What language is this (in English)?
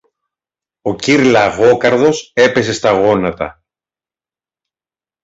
Greek